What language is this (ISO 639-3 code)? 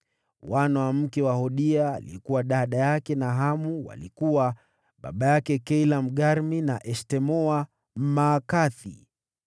swa